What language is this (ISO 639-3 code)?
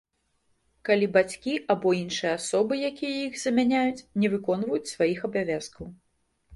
bel